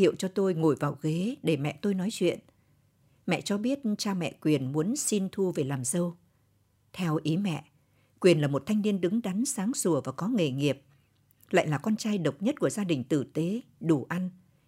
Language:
Vietnamese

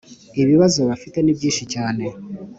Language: Kinyarwanda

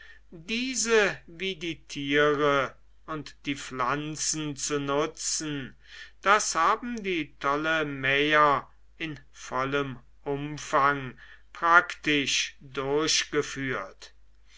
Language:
German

